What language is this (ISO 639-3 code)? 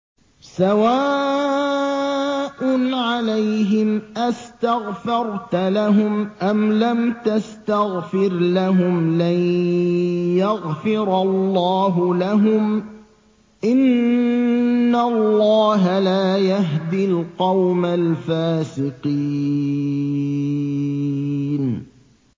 ara